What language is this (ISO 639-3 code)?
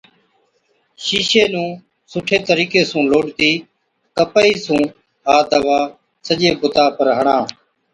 odk